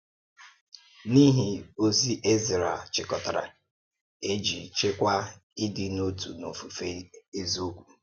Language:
Igbo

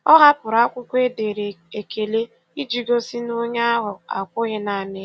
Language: Igbo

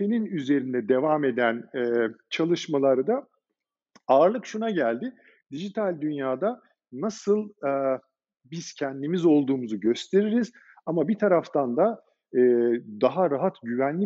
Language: Turkish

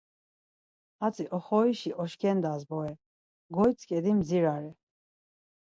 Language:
Laz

